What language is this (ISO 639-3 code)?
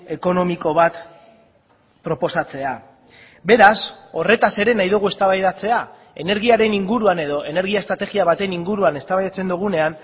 eus